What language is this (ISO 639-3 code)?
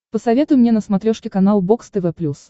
rus